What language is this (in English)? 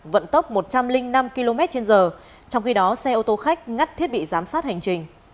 Vietnamese